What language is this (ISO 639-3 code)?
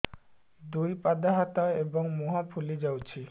ori